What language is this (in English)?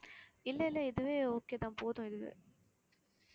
Tamil